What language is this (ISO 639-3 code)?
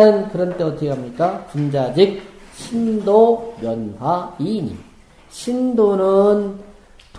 kor